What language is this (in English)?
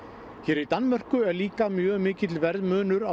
Icelandic